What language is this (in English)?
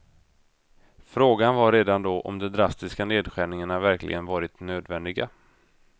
Swedish